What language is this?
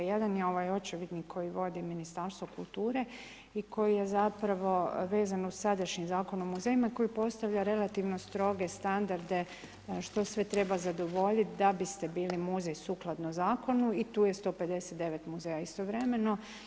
Croatian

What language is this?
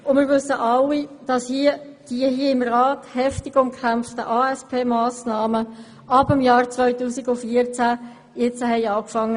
Swiss German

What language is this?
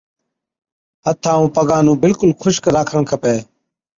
Od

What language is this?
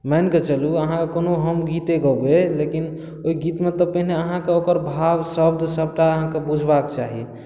Maithili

